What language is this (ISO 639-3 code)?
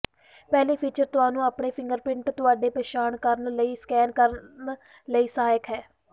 pan